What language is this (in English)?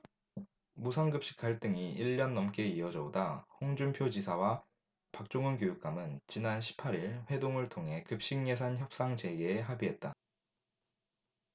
Korean